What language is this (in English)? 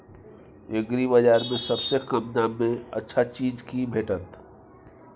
Maithili